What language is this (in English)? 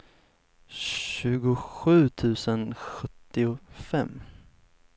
Swedish